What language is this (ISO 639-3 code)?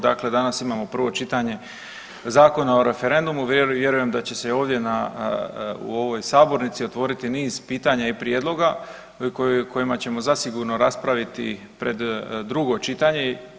hrv